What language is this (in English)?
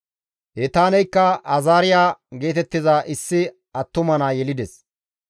Gamo